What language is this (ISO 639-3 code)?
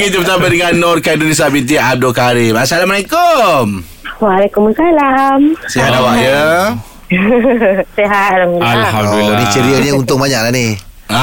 msa